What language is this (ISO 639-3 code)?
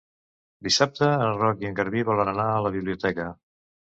cat